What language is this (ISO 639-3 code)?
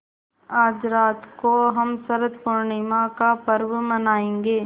hin